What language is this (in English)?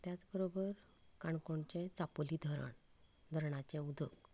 Konkani